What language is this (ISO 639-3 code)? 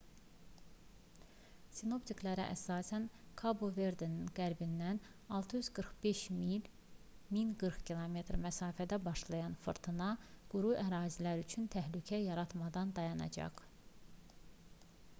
aze